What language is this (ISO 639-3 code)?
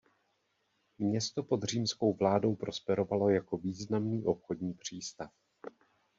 ces